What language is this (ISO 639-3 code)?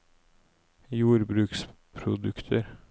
nor